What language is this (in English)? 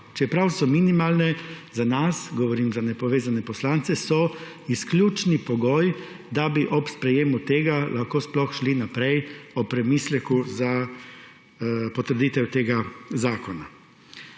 Slovenian